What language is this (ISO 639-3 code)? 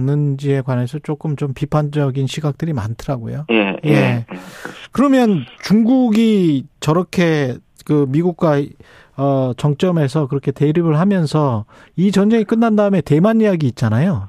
kor